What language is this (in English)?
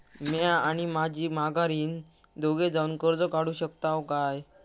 Marathi